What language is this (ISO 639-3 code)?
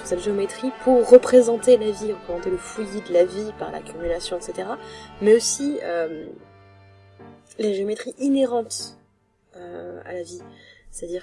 fra